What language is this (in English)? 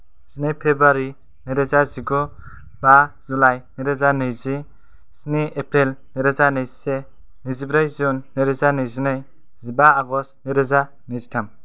Bodo